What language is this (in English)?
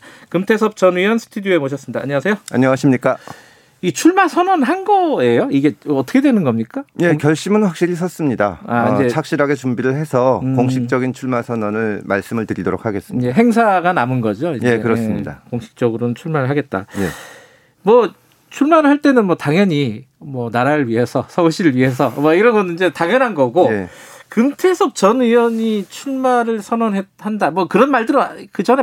Korean